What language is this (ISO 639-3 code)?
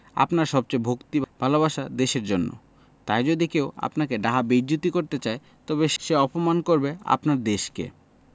ben